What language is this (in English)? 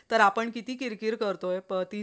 Marathi